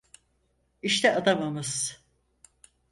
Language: Turkish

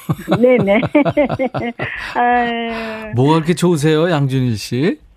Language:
Korean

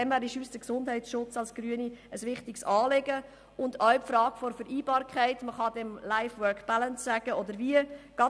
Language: Swiss German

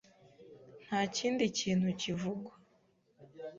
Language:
Kinyarwanda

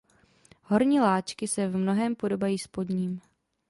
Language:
Czech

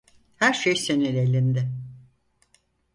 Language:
Turkish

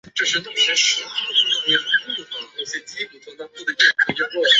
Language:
Chinese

